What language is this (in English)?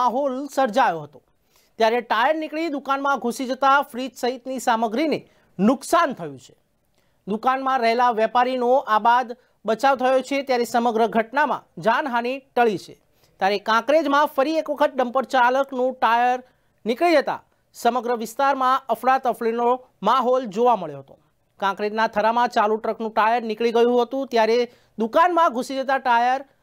Gujarati